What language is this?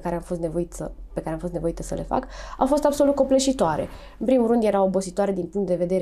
Romanian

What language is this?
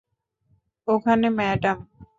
Bangla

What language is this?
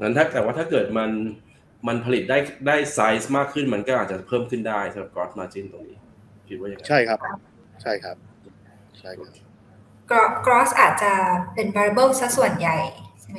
Thai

